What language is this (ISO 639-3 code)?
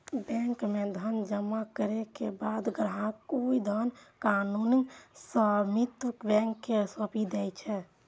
mai